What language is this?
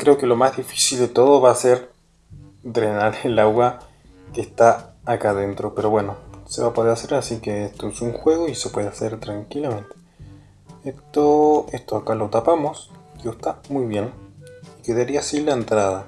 Spanish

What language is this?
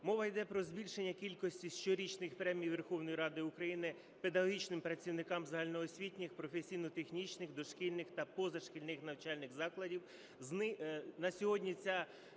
Ukrainian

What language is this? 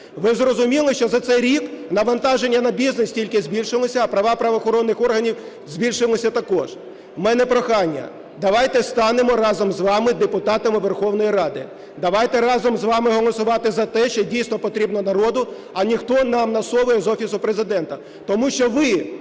Ukrainian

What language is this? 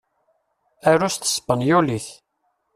Kabyle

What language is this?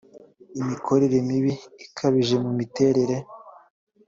Kinyarwanda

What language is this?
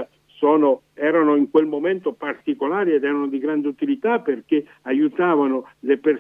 Italian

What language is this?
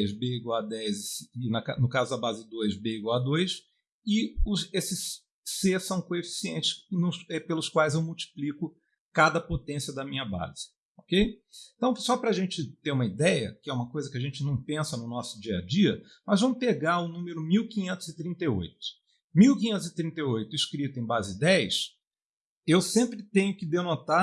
Portuguese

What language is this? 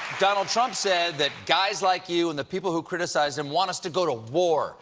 English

